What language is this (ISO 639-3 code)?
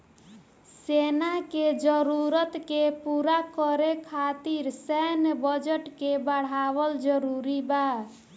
bho